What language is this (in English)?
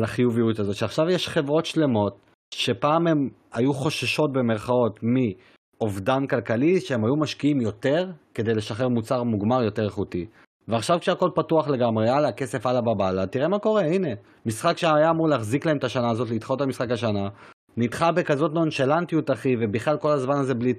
Hebrew